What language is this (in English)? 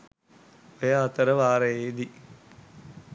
Sinhala